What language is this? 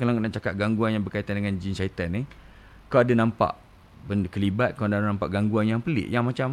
Malay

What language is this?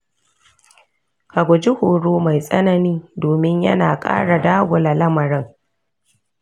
Hausa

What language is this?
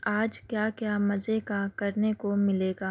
Urdu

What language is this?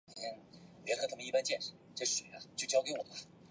Chinese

